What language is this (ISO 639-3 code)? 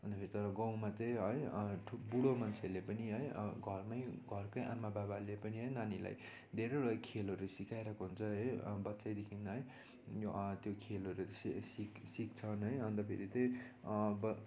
nep